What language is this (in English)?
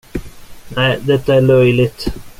Swedish